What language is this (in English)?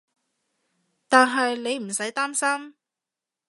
Cantonese